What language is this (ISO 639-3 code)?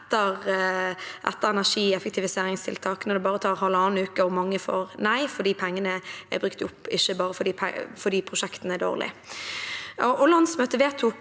nor